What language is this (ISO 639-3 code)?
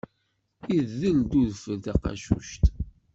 kab